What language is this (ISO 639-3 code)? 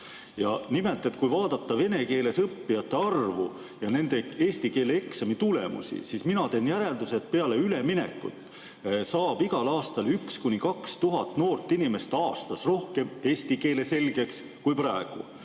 est